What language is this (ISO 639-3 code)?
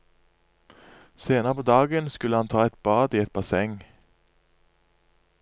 nor